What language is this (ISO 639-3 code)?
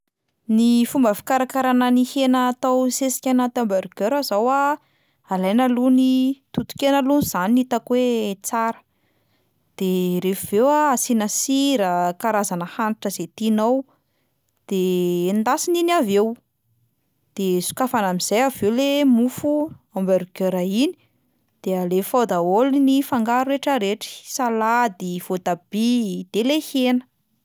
mlg